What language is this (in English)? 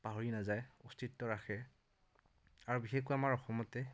Assamese